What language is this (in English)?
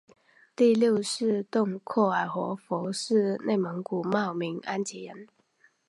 Chinese